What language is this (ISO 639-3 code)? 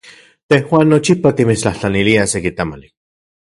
ncx